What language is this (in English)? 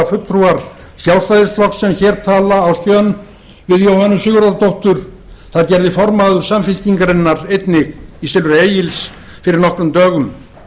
Icelandic